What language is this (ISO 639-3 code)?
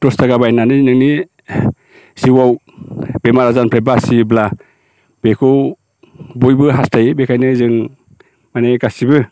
brx